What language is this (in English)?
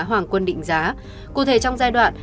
Vietnamese